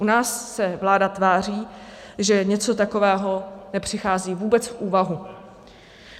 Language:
Czech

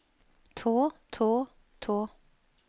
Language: Norwegian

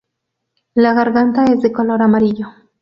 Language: Spanish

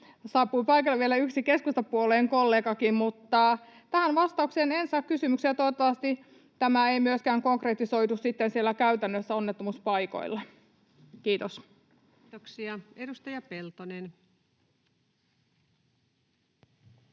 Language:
Finnish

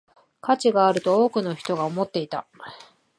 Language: Japanese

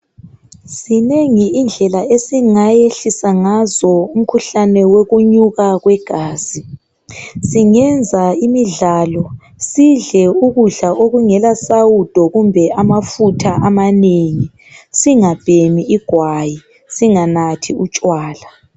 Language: North Ndebele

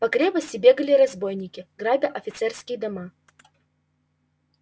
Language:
Russian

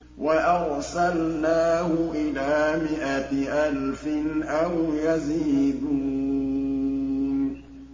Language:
Arabic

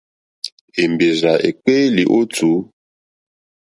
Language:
Mokpwe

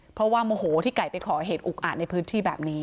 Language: Thai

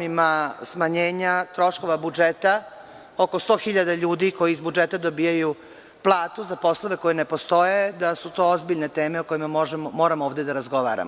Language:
Serbian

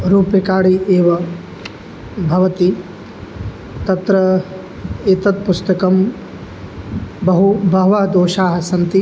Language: Sanskrit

